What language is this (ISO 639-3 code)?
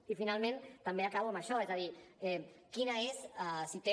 cat